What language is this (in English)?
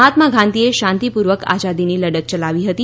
Gujarati